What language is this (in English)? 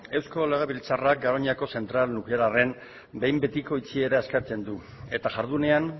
Basque